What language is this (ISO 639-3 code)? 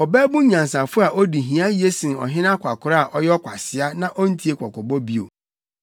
aka